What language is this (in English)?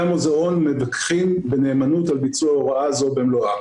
Hebrew